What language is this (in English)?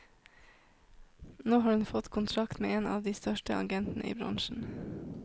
Norwegian